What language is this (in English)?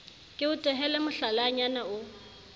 Southern Sotho